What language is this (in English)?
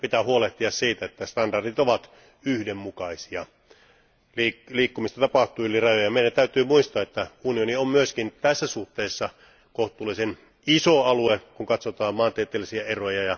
Finnish